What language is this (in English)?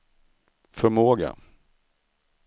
Swedish